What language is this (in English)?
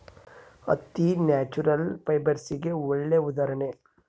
Kannada